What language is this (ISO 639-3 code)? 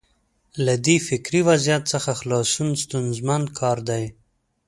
pus